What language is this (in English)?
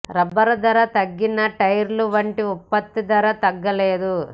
Telugu